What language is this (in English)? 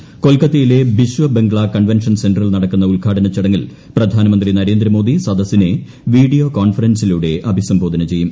Malayalam